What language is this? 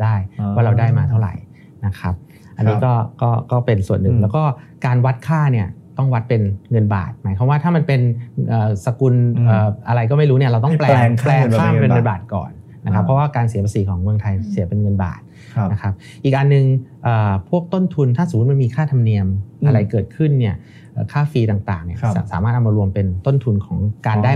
Thai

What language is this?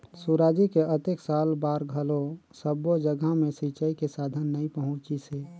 Chhattisgarhi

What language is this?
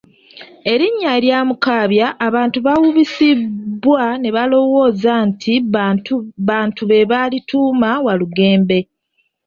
Ganda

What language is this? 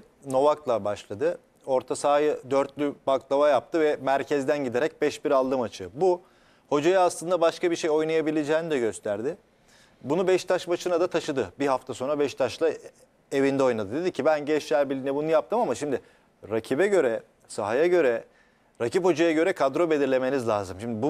Turkish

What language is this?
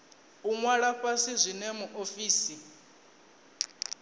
Venda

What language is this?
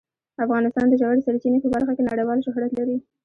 Pashto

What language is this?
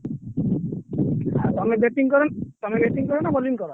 Odia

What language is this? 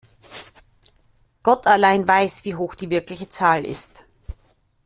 German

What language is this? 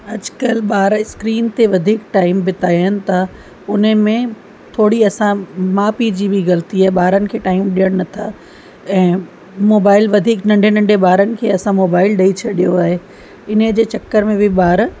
Sindhi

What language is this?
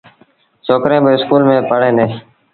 Sindhi Bhil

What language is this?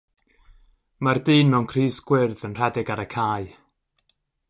Welsh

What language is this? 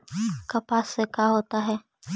Magahi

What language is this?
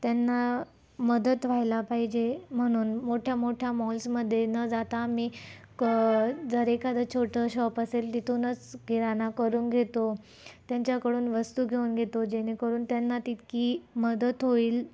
Marathi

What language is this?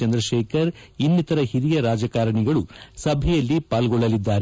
Kannada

